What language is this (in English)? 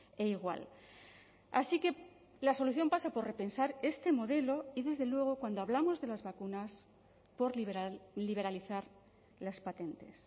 Spanish